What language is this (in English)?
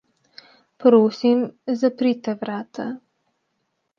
Slovenian